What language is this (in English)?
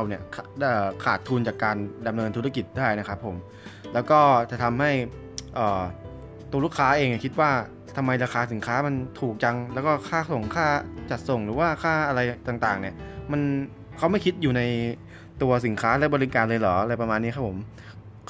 Thai